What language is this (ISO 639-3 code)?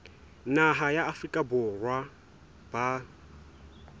sot